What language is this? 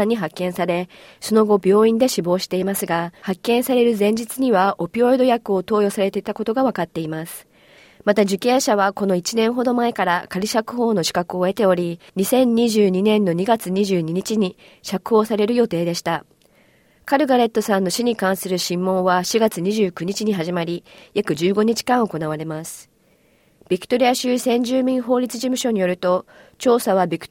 Japanese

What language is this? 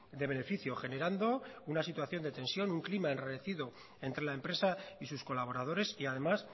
Spanish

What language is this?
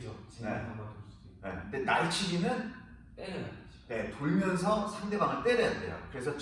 Korean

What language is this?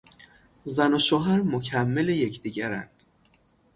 Persian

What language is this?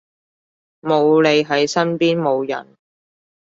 Cantonese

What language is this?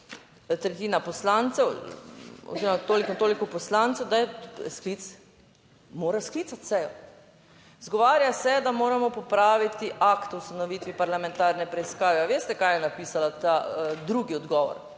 Slovenian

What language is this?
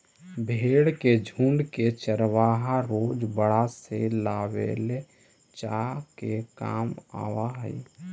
Magahi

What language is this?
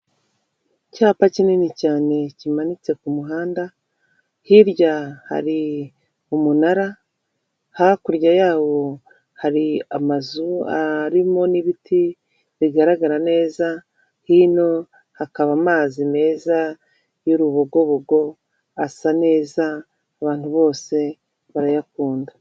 Kinyarwanda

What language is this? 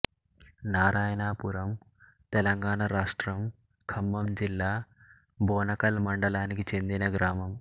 Telugu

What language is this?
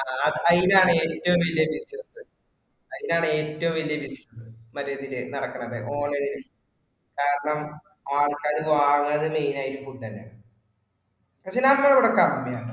Malayalam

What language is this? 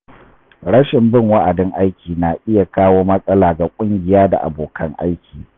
Hausa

